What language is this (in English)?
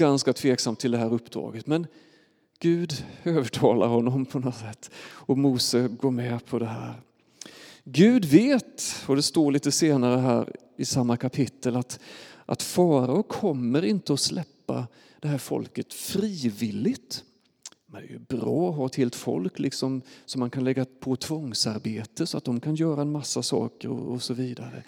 Swedish